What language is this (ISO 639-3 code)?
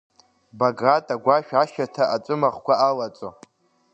abk